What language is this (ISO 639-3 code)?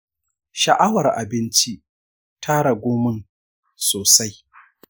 hau